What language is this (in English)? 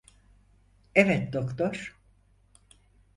Turkish